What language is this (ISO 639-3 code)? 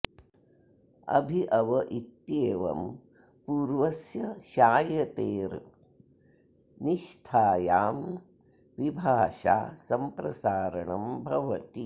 san